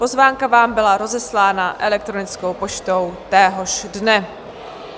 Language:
Czech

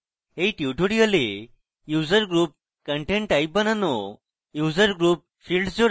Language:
Bangla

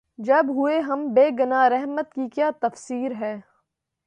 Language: Urdu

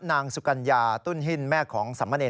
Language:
Thai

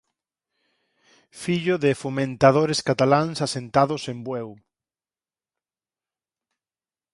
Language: Galician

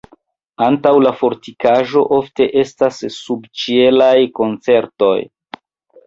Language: Esperanto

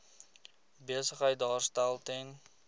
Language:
Afrikaans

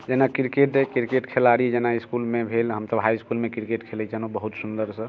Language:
Maithili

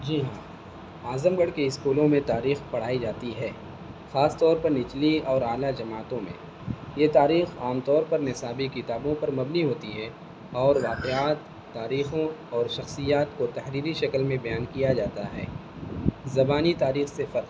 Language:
Urdu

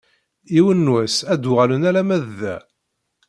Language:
Kabyle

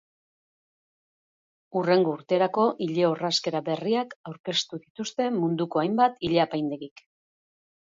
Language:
Basque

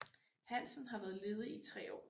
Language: Danish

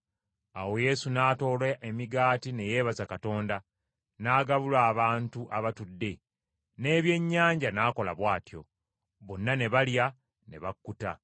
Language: Ganda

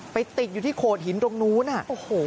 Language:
Thai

